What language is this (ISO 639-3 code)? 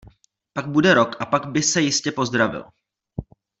ces